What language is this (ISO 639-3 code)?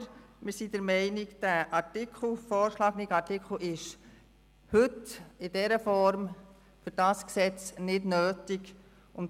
gsw